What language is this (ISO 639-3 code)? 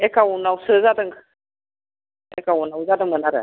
brx